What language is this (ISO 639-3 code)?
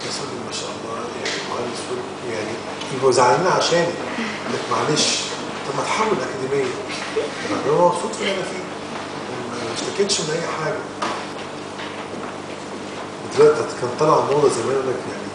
ara